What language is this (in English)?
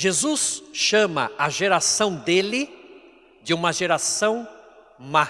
Portuguese